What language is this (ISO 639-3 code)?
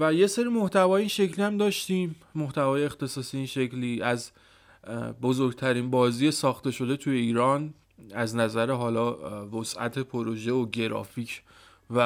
fas